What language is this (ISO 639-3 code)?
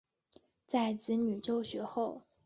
zho